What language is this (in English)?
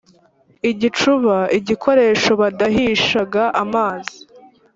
Kinyarwanda